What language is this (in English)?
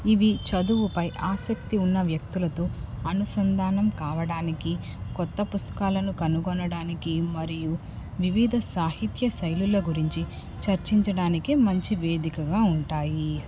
Telugu